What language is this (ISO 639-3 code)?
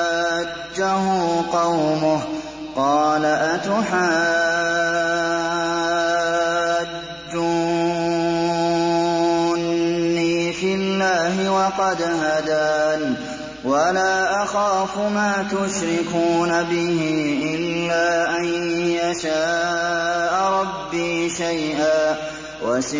ara